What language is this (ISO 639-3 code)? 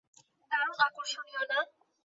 ben